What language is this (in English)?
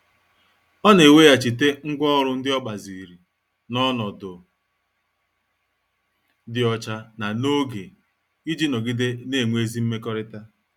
Igbo